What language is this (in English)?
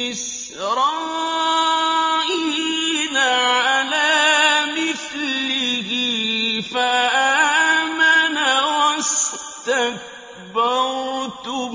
Arabic